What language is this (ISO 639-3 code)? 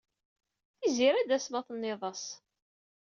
kab